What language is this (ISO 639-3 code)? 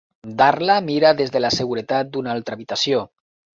cat